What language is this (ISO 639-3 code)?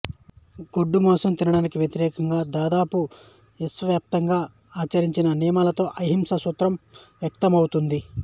tel